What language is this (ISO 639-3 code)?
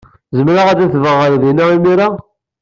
kab